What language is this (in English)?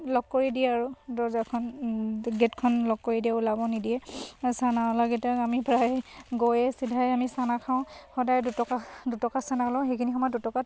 Assamese